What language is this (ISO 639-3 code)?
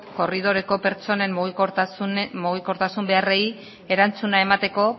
eus